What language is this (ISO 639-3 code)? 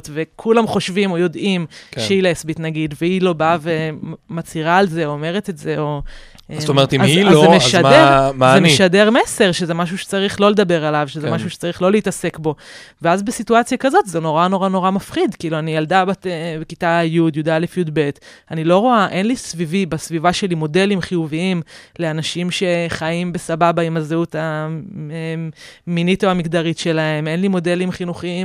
heb